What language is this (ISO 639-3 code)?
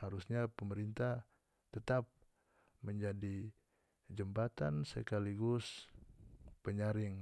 max